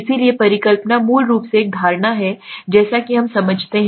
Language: Hindi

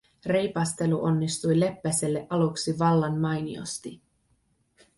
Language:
Finnish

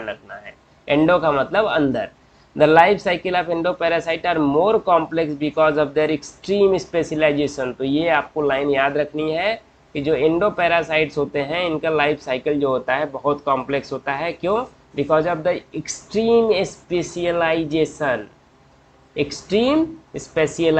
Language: Hindi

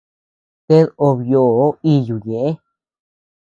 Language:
Tepeuxila Cuicatec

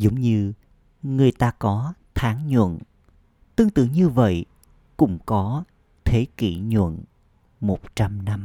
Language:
Vietnamese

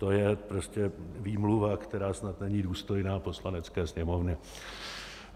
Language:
Czech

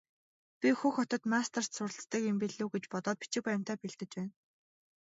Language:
Mongolian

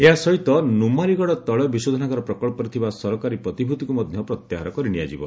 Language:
Odia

